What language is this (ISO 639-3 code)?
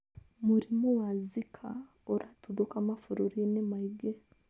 kik